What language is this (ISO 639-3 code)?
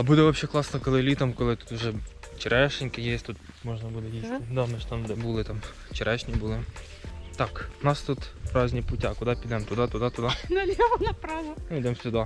ukr